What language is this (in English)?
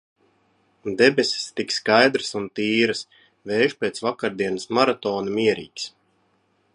Latvian